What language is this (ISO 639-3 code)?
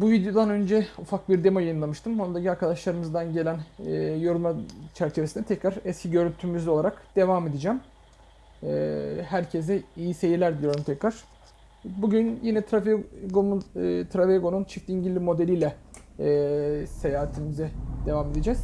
tur